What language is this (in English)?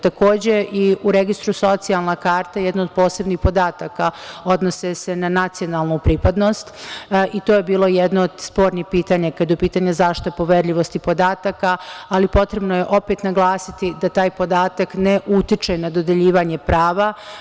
Serbian